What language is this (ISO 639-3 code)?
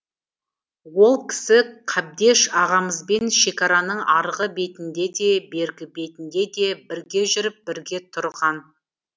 kaz